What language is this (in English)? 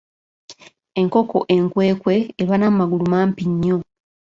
Ganda